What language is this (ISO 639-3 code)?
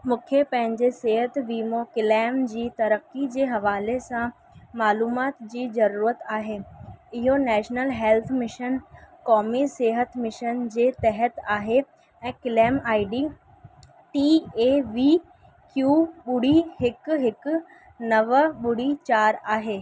snd